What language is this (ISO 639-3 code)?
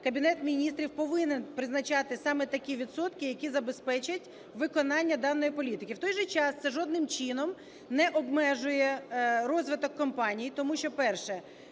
ukr